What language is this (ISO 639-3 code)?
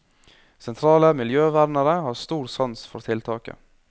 nor